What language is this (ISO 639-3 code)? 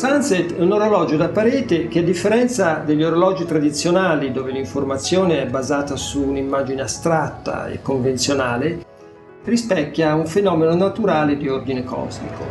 ita